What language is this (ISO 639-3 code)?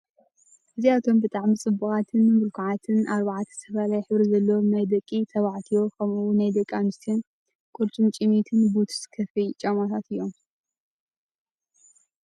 tir